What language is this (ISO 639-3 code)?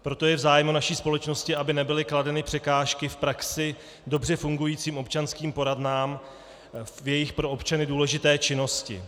ces